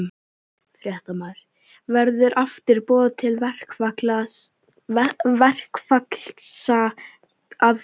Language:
Icelandic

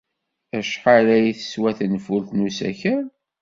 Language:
Kabyle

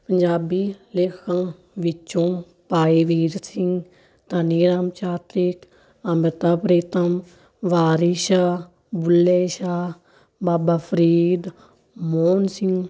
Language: Punjabi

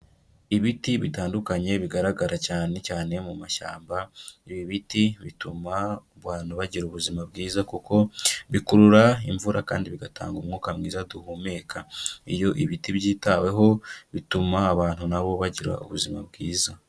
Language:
Kinyarwanda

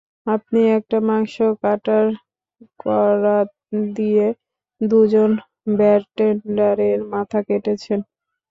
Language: Bangla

